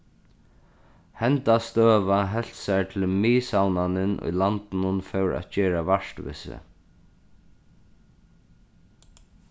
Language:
Faroese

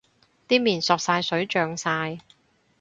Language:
Cantonese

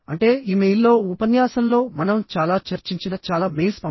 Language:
Telugu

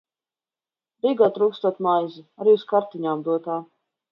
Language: Latvian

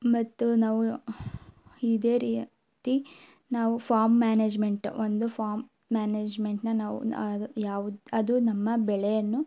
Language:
Kannada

